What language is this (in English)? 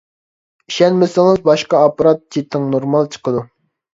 Uyghur